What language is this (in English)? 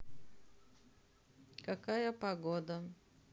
Russian